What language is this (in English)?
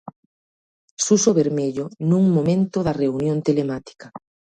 Galician